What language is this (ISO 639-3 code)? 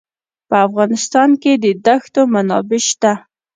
pus